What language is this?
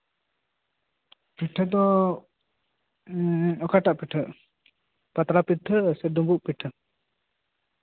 Santali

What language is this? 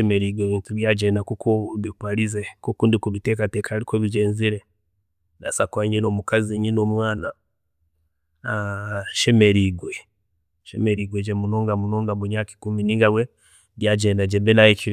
Chiga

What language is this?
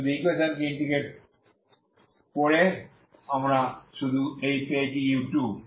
Bangla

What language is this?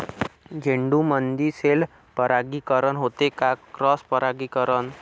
Marathi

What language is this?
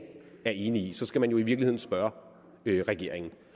Danish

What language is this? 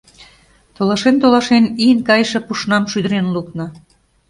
Mari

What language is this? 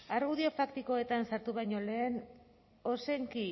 Basque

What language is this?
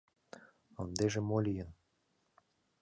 Mari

